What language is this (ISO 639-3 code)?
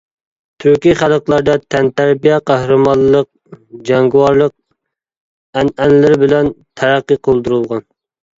uig